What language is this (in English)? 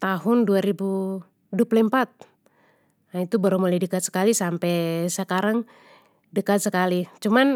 Papuan Malay